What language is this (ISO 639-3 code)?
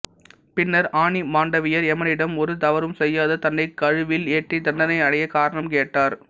tam